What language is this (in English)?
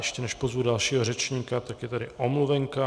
Czech